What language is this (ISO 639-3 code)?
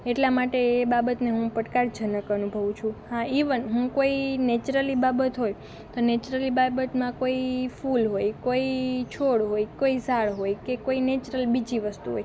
guj